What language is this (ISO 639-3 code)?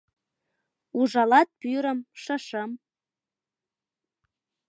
chm